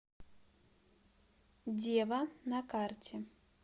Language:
Russian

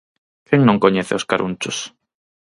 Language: Galician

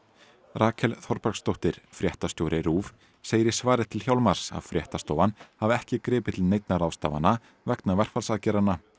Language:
Icelandic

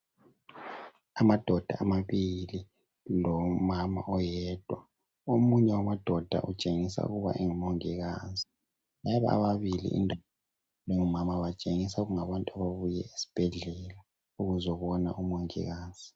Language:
North Ndebele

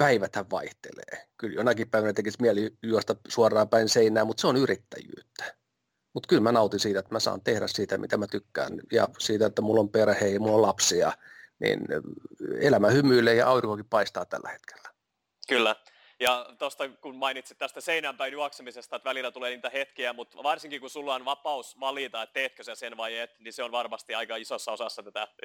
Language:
Finnish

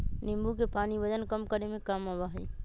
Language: Magahi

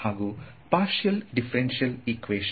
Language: Kannada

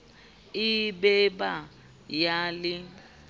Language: Southern Sotho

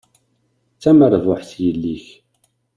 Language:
Kabyle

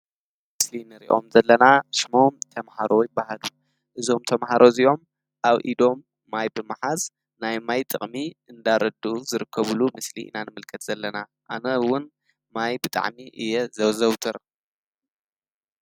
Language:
Tigrinya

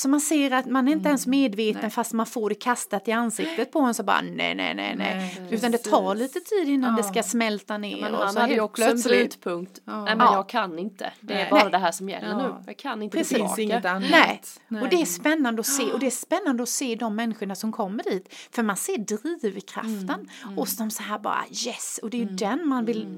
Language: Swedish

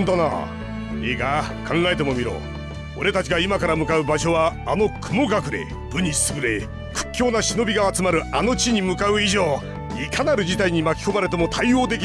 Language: Japanese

